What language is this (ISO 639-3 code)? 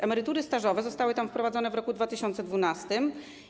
pol